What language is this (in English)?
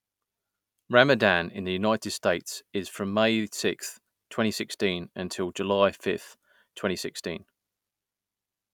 English